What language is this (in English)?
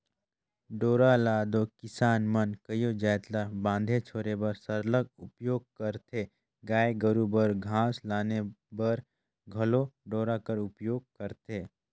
Chhattisgarhi